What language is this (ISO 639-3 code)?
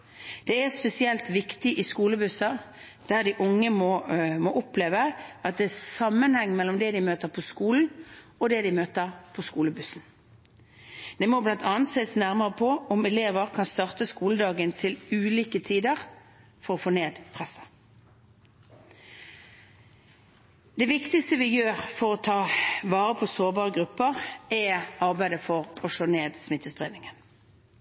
nob